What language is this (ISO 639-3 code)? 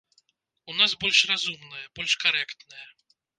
bel